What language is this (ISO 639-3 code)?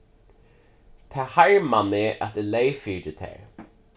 fao